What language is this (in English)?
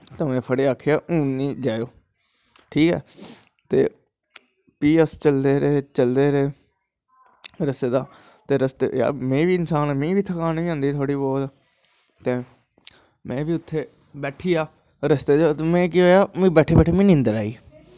Dogri